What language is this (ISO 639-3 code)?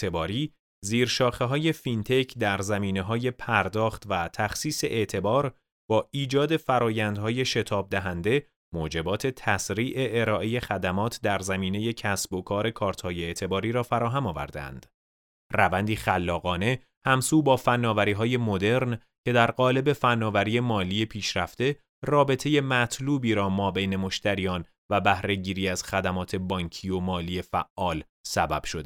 fas